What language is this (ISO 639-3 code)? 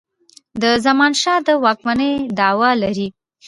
pus